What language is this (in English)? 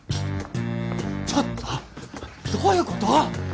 Japanese